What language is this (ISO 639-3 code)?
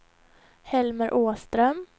swe